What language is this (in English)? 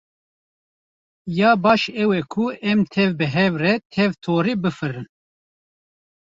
Kurdish